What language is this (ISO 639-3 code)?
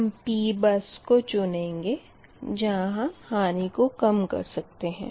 hin